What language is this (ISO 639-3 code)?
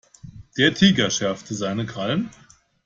deu